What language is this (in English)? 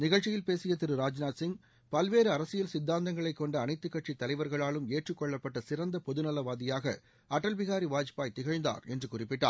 Tamil